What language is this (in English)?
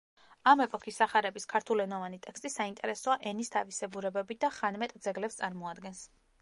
Georgian